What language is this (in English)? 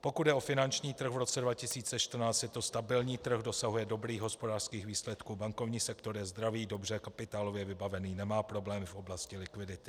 Czech